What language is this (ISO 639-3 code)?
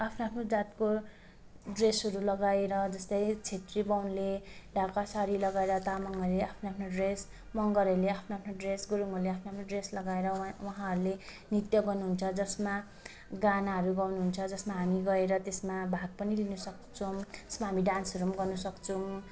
nep